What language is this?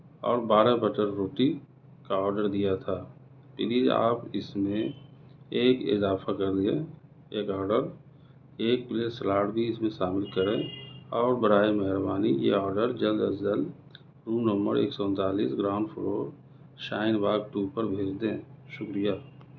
Urdu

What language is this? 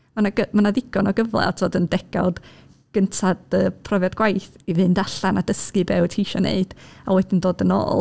Welsh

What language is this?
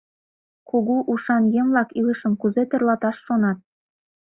Mari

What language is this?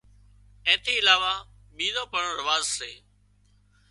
Wadiyara Koli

